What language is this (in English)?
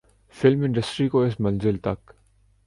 Urdu